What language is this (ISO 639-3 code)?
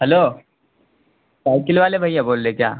urd